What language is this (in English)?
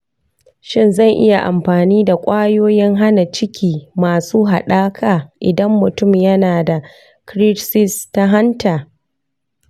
Hausa